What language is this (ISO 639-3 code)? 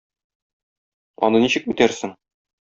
tat